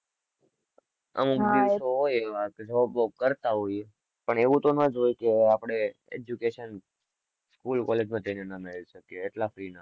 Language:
Gujarati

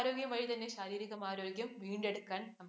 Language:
Malayalam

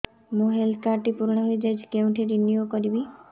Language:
Odia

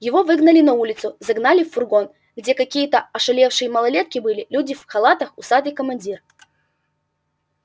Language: Russian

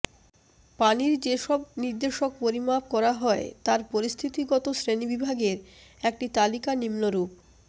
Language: Bangla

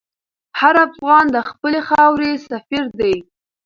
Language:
Pashto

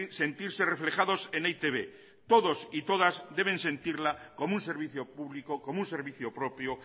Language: Spanish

